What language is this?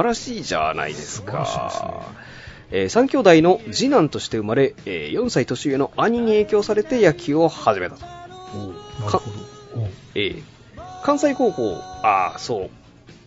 Japanese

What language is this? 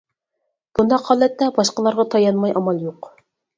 Uyghur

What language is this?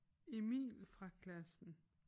Danish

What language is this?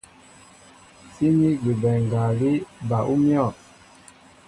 Mbo (Cameroon)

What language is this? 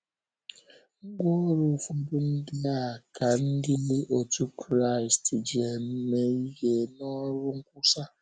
Igbo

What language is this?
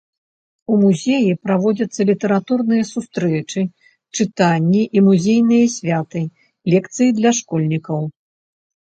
Belarusian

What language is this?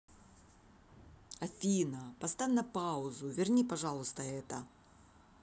Russian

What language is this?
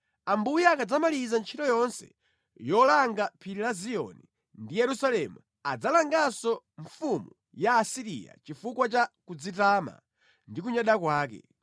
Nyanja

